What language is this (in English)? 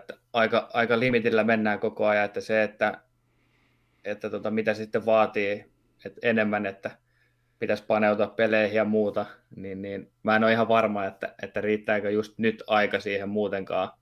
Finnish